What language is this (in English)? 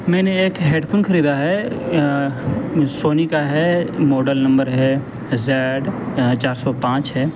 Urdu